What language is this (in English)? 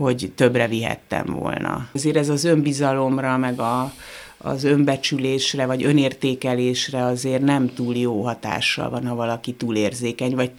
Hungarian